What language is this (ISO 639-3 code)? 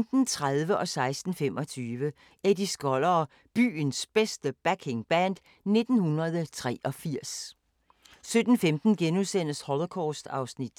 dan